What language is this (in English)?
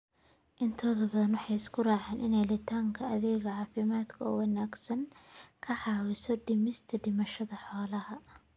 Somali